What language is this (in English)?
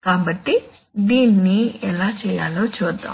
Telugu